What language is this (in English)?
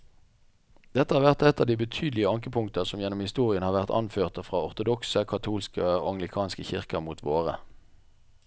Norwegian